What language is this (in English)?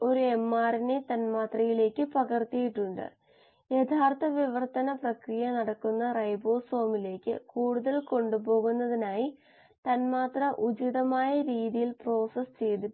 Malayalam